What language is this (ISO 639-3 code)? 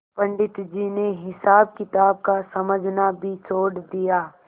hin